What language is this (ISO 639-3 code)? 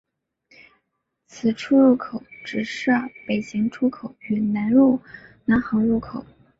zho